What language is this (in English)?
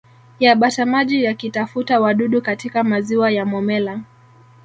Swahili